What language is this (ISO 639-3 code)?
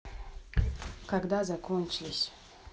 rus